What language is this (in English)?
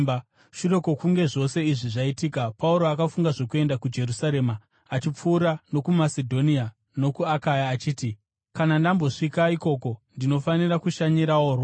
Shona